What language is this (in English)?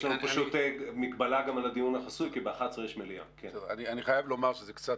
Hebrew